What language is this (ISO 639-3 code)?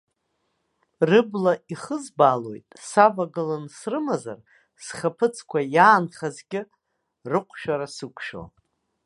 abk